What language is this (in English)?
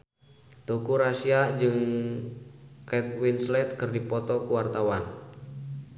Sundanese